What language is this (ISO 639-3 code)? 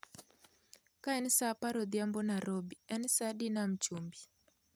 luo